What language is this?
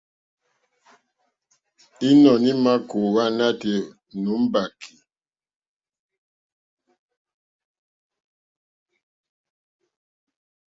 Mokpwe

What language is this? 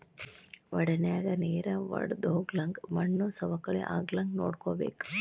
Kannada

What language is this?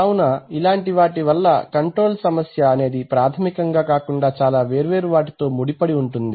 Telugu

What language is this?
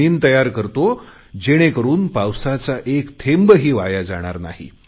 Marathi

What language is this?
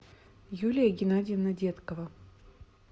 Russian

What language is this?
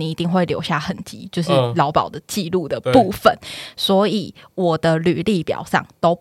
Chinese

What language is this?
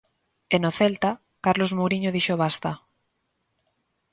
Galician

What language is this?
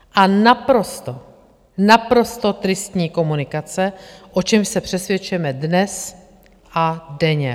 Czech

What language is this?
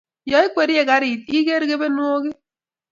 Kalenjin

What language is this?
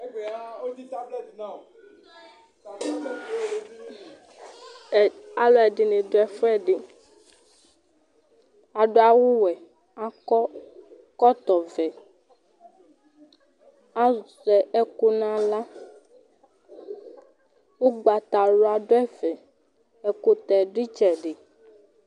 Ikposo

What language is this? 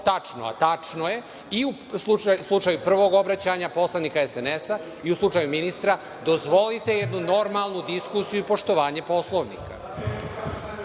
Serbian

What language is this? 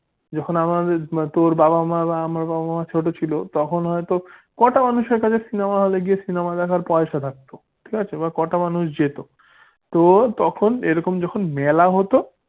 Bangla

